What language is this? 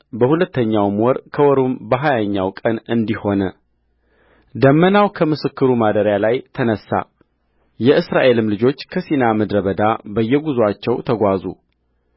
Amharic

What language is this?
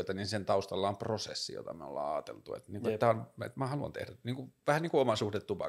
Finnish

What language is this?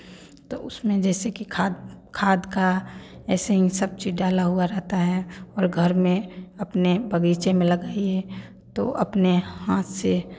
Hindi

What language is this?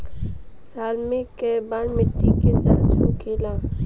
Bhojpuri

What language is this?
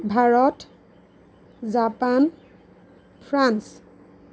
Assamese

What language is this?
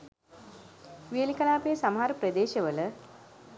Sinhala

